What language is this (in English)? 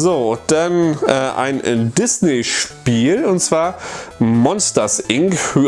German